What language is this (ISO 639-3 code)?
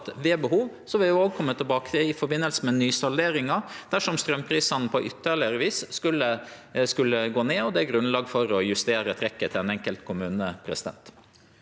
nor